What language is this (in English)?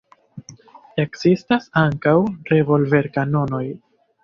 Esperanto